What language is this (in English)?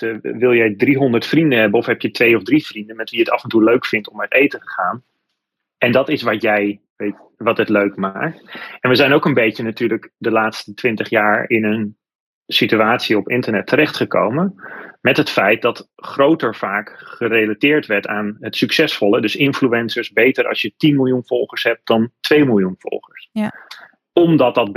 Dutch